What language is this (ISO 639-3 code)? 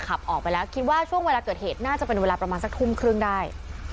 tha